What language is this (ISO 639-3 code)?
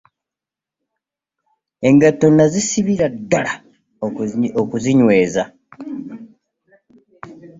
lug